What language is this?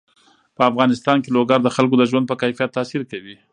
Pashto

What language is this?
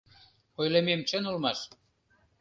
Mari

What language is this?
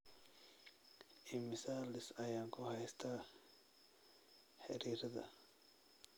Somali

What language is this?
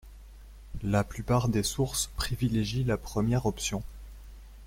French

